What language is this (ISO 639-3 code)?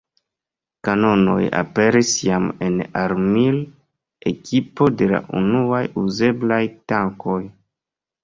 epo